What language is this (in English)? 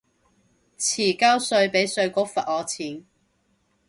Cantonese